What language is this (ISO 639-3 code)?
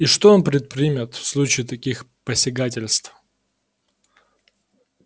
rus